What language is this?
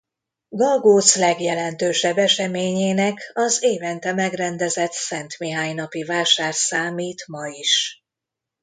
Hungarian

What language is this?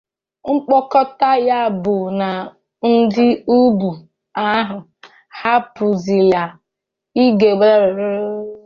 Igbo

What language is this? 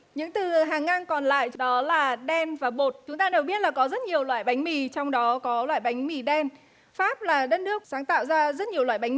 Vietnamese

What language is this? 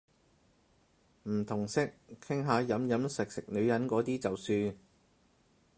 Cantonese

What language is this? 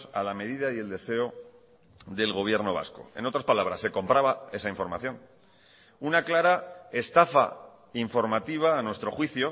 Spanish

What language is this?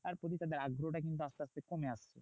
Bangla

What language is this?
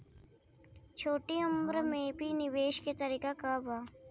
Bhojpuri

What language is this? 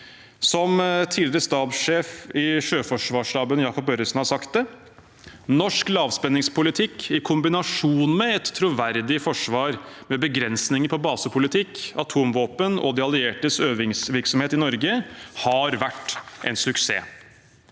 Norwegian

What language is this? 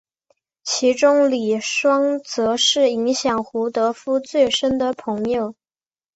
Chinese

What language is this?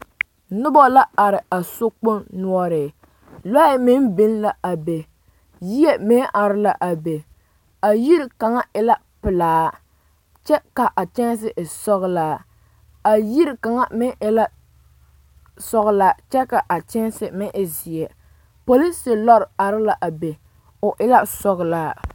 Southern Dagaare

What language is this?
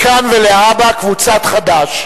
Hebrew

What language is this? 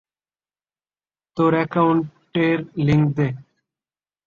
Bangla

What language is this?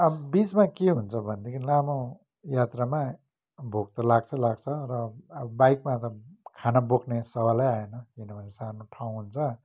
Nepali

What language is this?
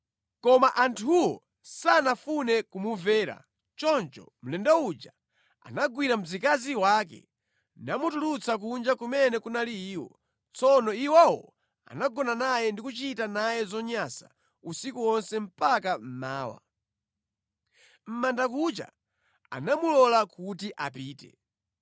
Nyanja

